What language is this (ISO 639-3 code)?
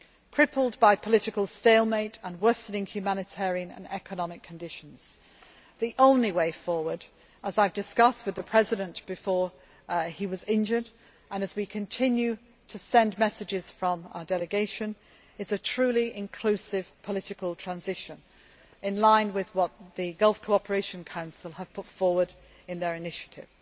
eng